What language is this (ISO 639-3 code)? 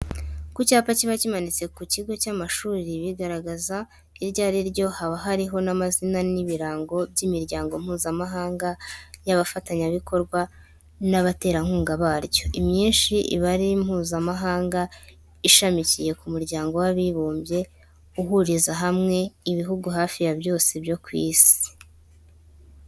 kin